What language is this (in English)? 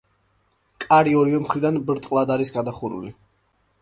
Georgian